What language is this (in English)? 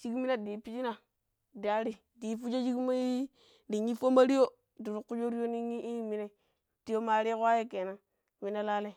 Pero